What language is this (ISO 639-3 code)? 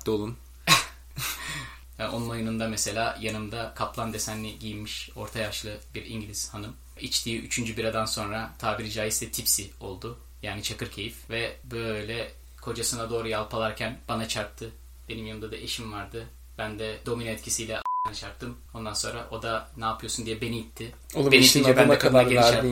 tur